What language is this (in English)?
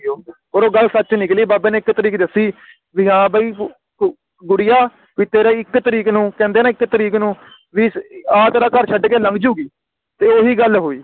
Punjabi